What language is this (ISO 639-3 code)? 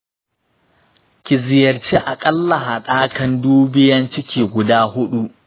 hau